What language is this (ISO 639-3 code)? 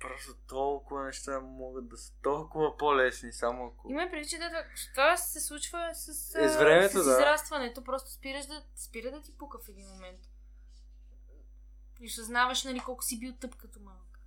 bul